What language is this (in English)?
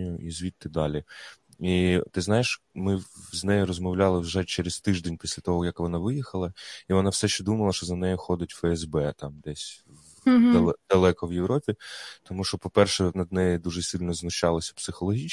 Ukrainian